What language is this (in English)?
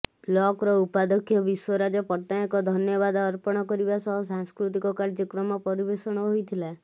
Odia